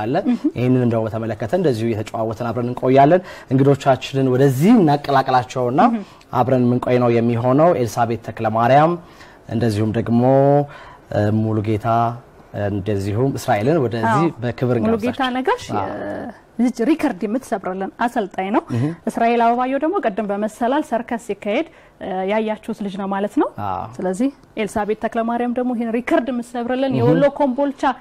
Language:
Arabic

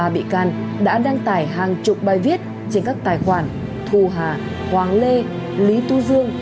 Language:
Vietnamese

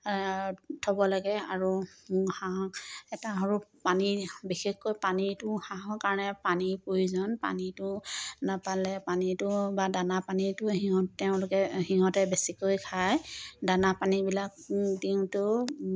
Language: Assamese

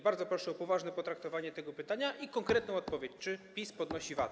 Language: Polish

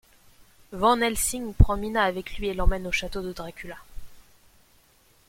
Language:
French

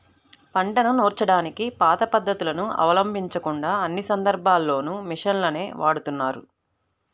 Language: Telugu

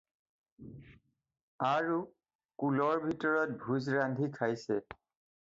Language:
Assamese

